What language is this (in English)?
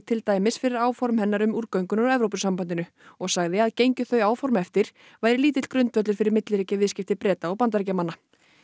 Icelandic